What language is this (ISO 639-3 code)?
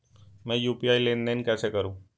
hin